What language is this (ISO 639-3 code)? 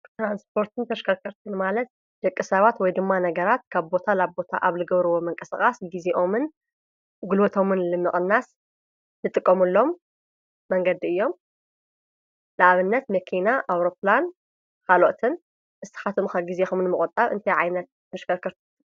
tir